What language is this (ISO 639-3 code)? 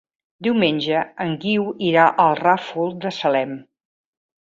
cat